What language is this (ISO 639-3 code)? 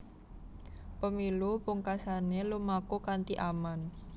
jav